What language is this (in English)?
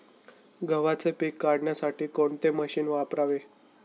Marathi